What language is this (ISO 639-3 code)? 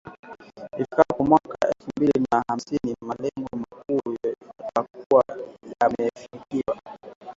swa